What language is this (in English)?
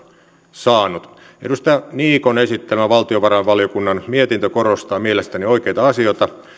Finnish